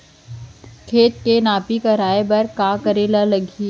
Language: Chhattisgarhi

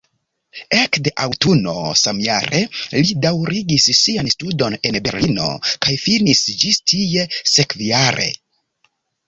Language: Esperanto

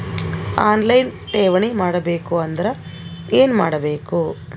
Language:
Kannada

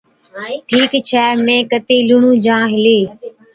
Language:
Od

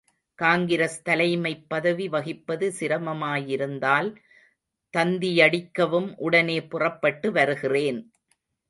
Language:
Tamil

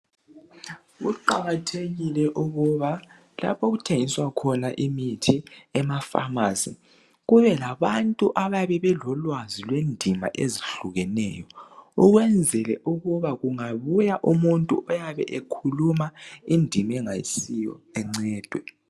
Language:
North Ndebele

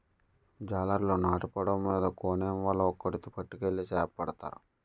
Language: Telugu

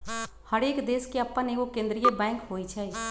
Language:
Magahi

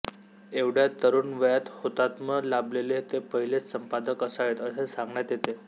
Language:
Marathi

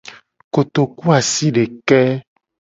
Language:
Gen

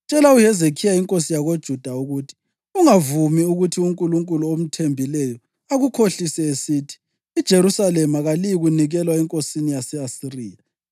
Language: North Ndebele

